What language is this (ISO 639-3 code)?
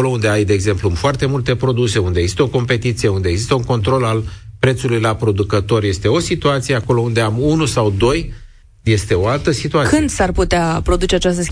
ron